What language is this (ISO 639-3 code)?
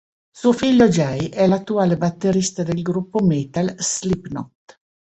ita